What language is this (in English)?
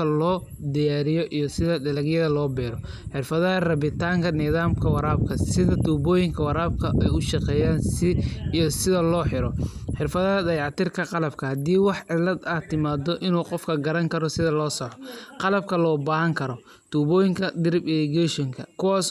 Somali